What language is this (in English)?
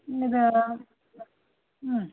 Kannada